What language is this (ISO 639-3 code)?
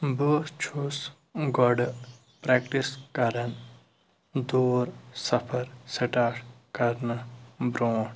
kas